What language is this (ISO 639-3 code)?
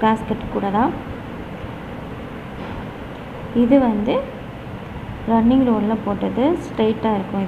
ron